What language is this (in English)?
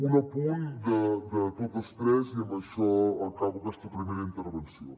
Catalan